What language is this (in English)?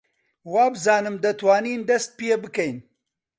Central Kurdish